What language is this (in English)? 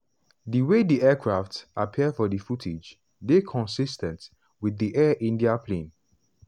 Nigerian Pidgin